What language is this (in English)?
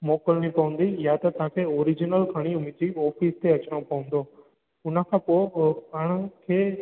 Sindhi